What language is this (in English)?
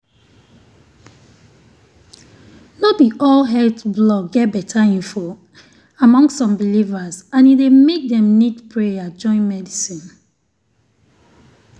Nigerian Pidgin